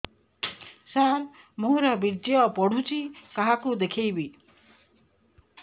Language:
Odia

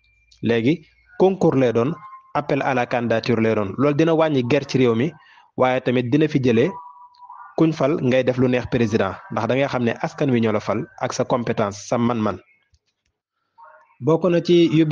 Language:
Arabic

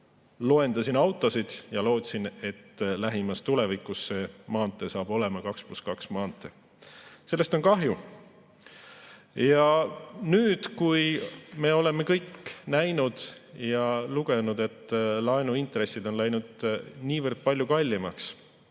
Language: Estonian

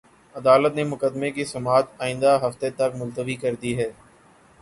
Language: Urdu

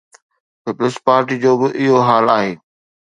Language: Sindhi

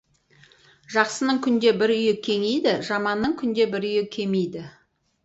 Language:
Kazakh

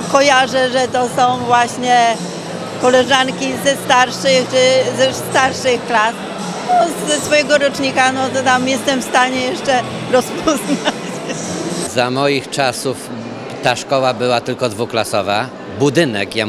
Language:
Polish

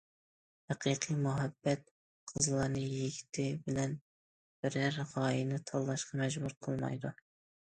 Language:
Uyghur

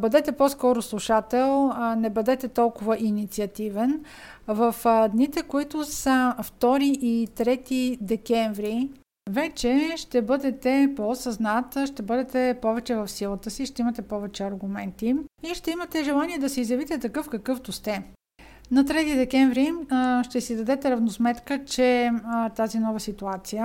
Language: Bulgarian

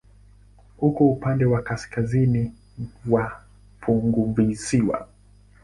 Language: Swahili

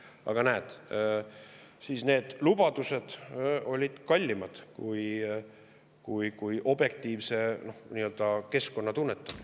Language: Estonian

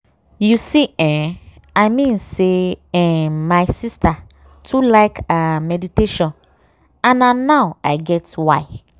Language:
Nigerian Pidgin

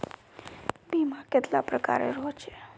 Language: Magahi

